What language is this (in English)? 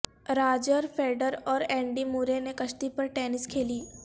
Urdu